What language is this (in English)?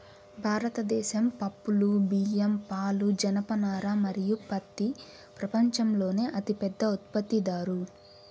Telugu